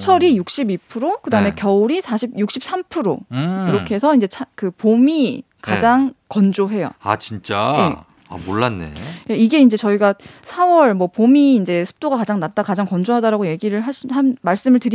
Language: Korean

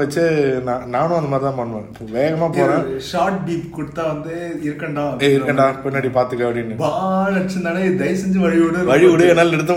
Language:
Tamil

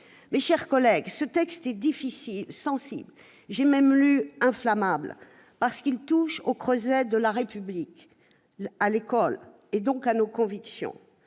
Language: French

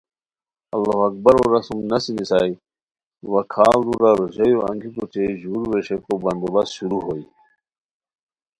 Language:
Khowar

